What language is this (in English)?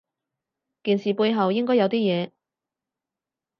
Cantonese